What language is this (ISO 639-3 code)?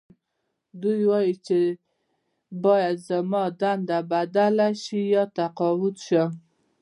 pus